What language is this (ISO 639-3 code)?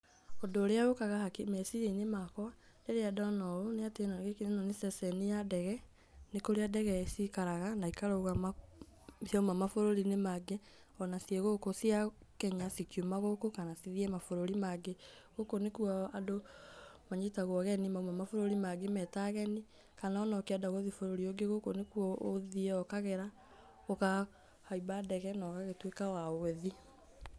kik